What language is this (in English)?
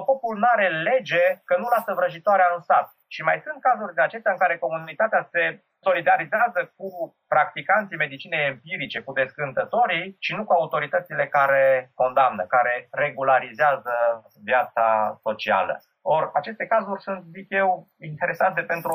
Romanian